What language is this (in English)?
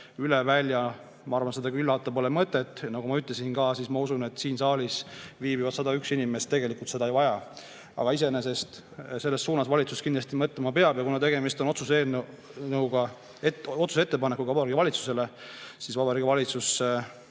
Estonian